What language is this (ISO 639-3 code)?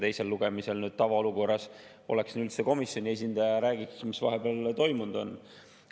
est